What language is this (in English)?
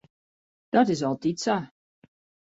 Western Frisian